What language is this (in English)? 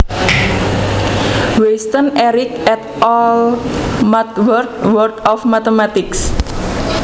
Javanese